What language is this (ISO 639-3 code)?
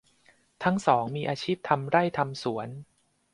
tha